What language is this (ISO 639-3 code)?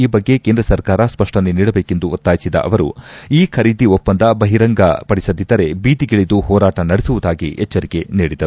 kan